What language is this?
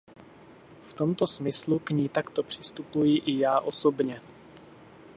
Czech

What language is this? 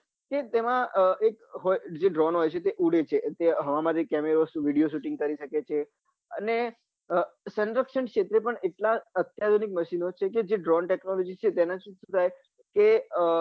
Gujarati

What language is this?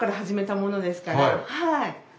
Japanese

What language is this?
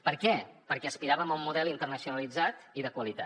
Catalan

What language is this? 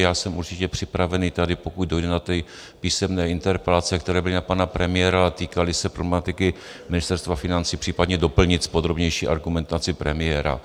Czech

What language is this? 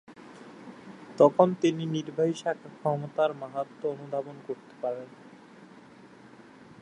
Bangla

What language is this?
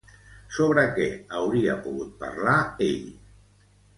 Catalan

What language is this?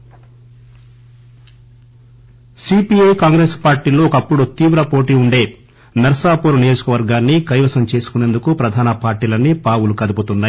Telugu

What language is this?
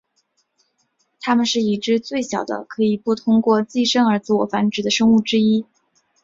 Chinese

